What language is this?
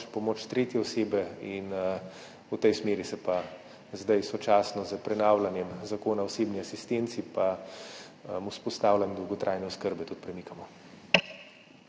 Slovenian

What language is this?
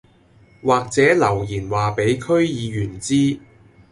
Cantonese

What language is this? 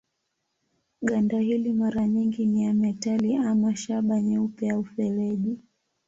Swahili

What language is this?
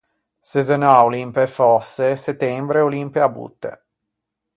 Ligurian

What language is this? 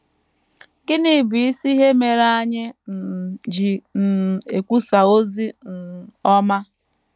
Igbo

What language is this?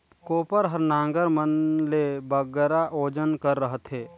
Chhattisgarhi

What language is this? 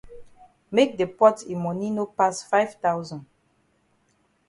Cameroon Pidgin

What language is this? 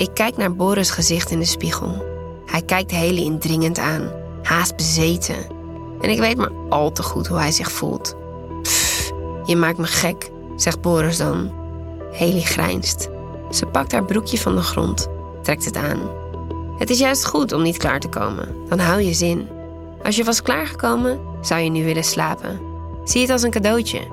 Dutch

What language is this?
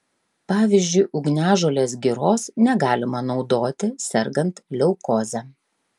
Lithuanian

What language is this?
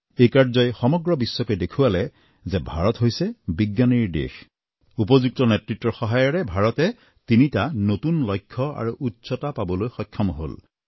Assamese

